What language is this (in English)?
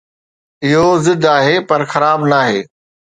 Sindhi